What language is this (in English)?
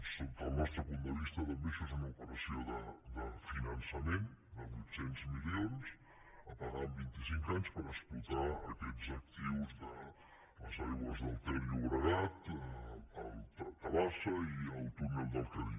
Catalan